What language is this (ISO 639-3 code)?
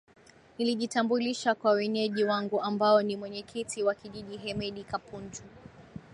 swa